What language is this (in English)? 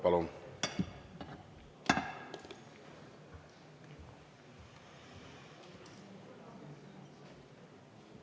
Estonian